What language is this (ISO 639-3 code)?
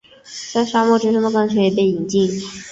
zho